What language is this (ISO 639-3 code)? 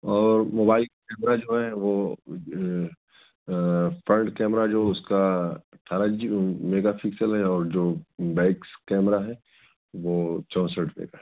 urd